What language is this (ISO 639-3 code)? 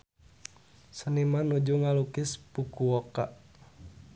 sun